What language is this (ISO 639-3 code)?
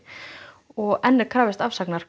isl